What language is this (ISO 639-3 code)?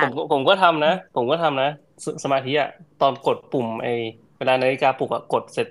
tha